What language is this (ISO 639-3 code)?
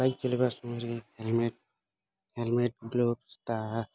ori